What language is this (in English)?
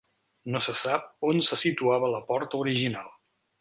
Catalan